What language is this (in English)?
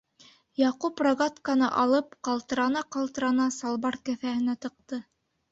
Bashkir